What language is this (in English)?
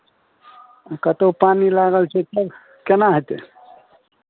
Maithili